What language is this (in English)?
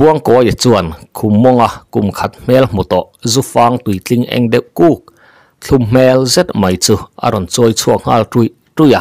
Thai